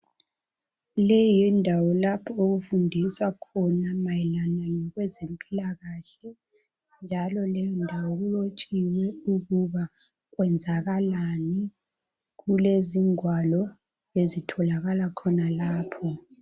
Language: North Ndebele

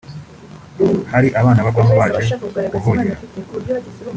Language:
Kinyarwanda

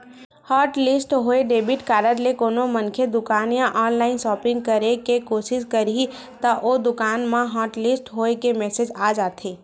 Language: Chhattisgarhi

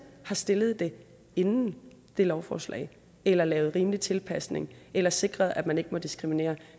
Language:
Danish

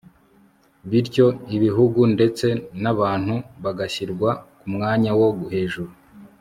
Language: Kinyarwanda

